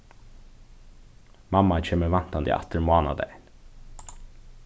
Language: Faroese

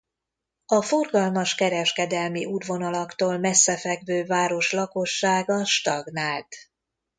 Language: Hungarian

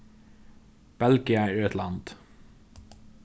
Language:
Faroese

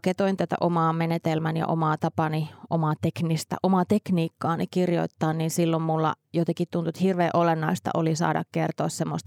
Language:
Finnish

